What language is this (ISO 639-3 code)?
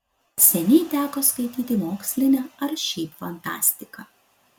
lit